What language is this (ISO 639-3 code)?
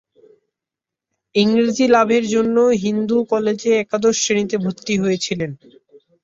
ben